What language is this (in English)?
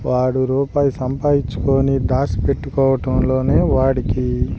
Telugu